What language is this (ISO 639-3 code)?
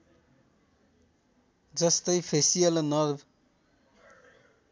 nep